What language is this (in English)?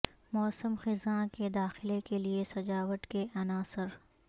Urdu